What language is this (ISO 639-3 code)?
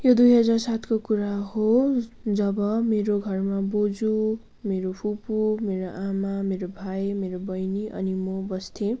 nep